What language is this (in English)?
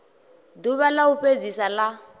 Venda